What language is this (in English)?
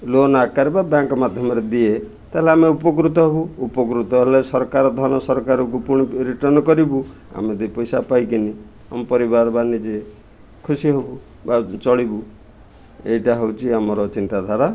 Odia